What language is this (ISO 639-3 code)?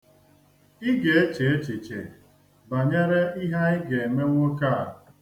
ibo